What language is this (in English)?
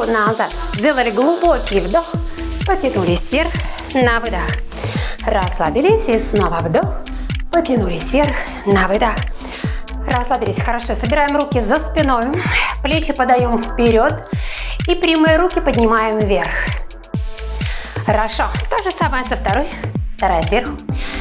Russian